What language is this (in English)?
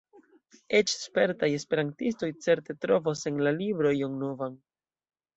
Esperanto